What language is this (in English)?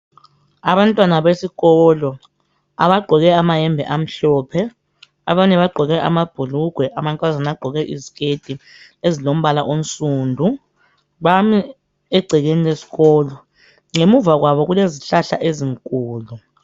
North Ndebele